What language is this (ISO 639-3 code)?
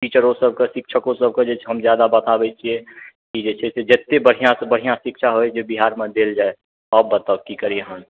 mai